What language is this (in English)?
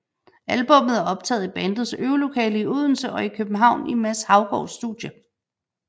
Danish